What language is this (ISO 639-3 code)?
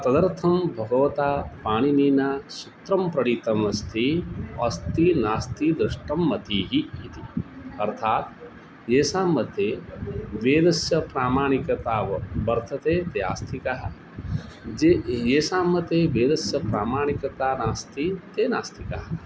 san